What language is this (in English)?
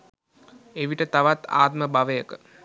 Sinhala